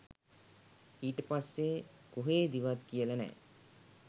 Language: Sinhala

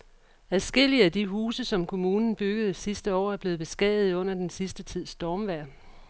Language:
Danish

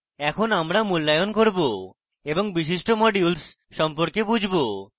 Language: Bangla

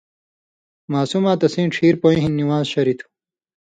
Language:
Indus Kohistani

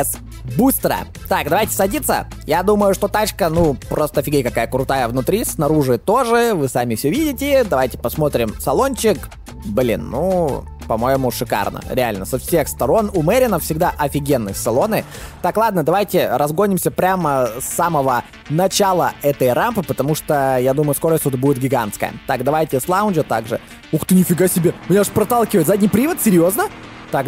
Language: Russian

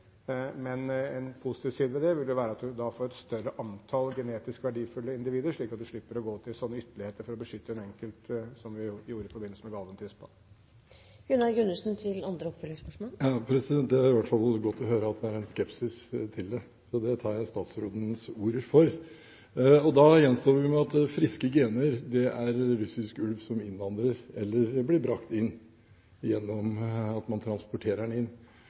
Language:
Norwegian Bokmål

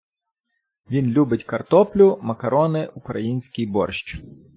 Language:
Ukrainian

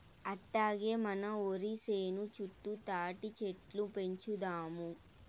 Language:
Telugu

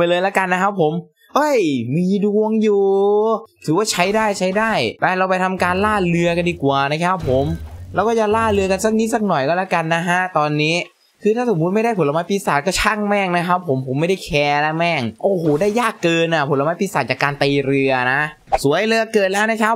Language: Thai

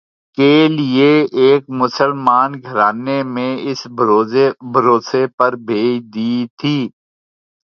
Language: Urdu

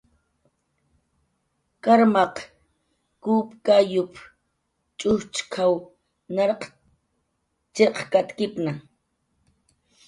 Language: Jaqaru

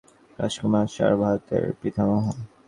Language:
Bangla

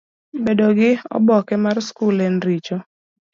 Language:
Luo (Kenya and Tanzania)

